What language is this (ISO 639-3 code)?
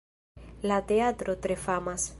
epo